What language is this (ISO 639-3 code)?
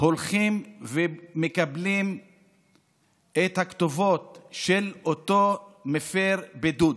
heb